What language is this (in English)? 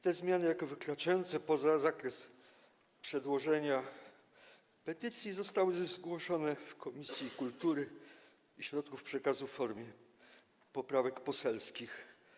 Polish